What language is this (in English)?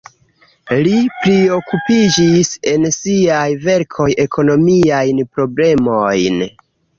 Esperanto